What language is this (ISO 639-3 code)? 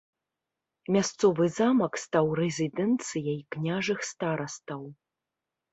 bel